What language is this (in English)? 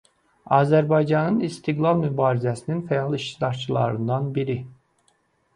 Azerbaijani